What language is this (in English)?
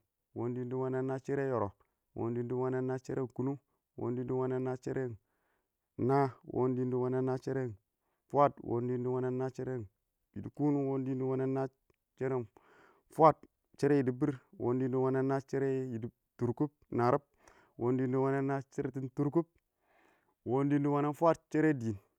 Awak